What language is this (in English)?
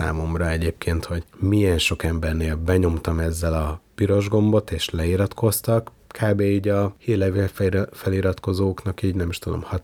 Hungarian